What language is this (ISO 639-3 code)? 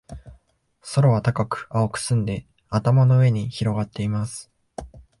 jpn